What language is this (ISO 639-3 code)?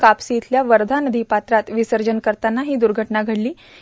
mar